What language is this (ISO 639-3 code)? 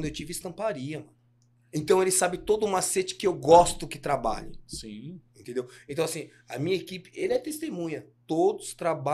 por